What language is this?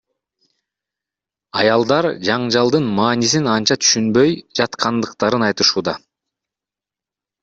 Kyrgyz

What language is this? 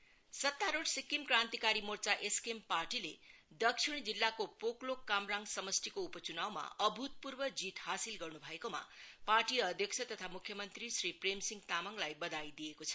Nepali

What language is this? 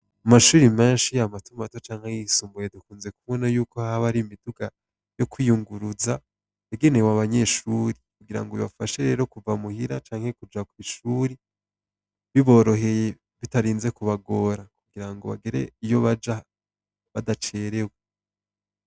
Rundi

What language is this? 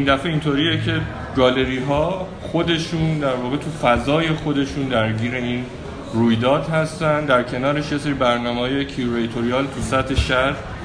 Persian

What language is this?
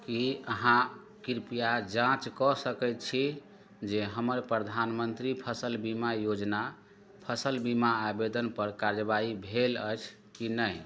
Maithili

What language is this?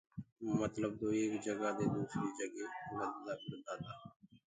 Gurgula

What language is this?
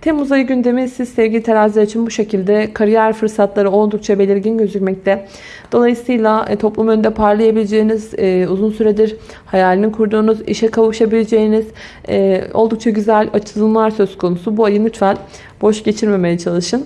Turkish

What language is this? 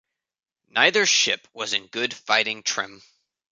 English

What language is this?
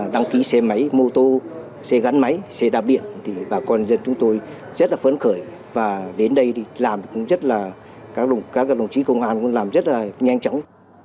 Vietnamese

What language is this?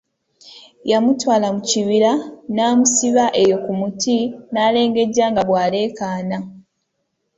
Ganda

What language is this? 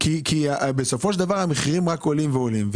Hebrew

